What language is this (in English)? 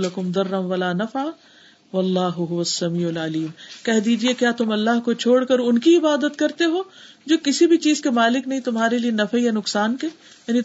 Urdu